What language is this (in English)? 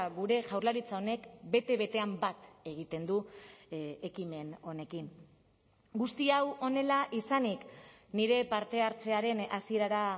Basque